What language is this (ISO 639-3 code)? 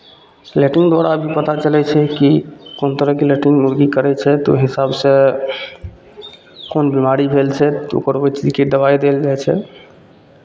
mai